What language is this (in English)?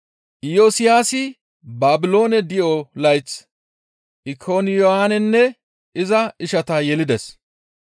Gamo